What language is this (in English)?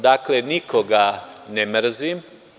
Serbian